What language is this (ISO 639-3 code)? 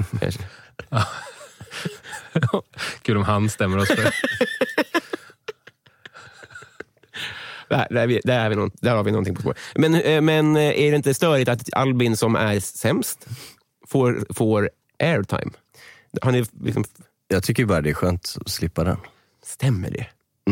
swe